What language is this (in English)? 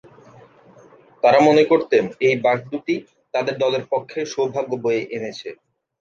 Bangla